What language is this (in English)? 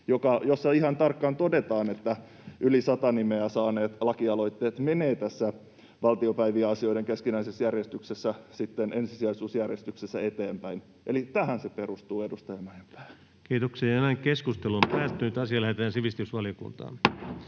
Finnish